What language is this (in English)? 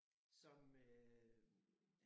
Danish